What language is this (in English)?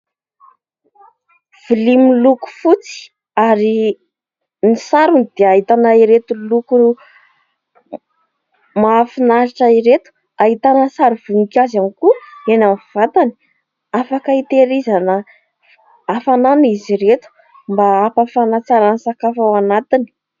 Malagasy